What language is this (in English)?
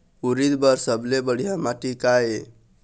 Chhattisgarhi